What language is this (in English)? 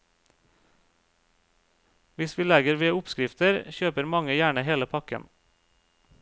Norwegian